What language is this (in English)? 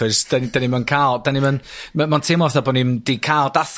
Welsh